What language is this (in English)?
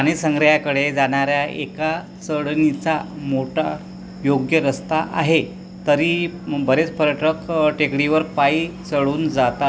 Marathi